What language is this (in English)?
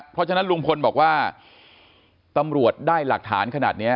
Thai